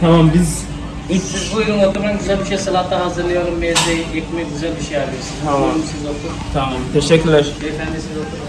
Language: Turkish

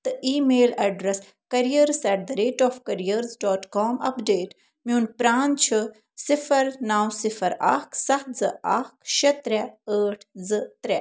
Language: Kashmiri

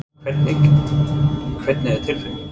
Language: Icelandic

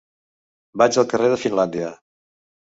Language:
Catalan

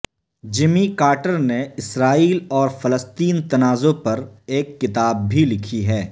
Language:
Urdu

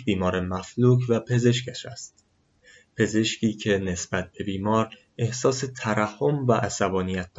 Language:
Persian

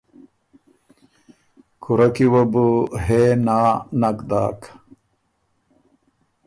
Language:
Ormuri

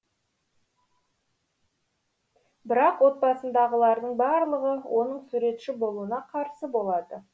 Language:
Kazakh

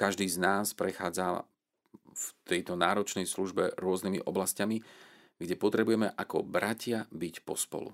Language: Slovak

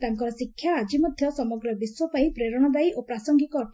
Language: Odia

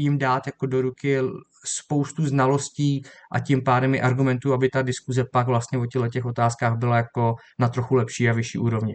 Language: Czech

